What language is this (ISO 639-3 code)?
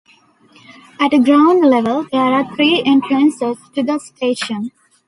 eng